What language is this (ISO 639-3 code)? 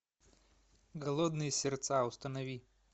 rus